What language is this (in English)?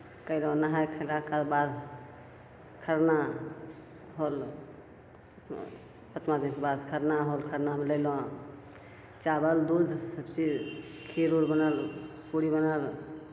Maithili